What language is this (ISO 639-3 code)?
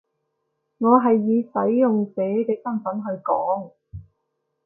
yue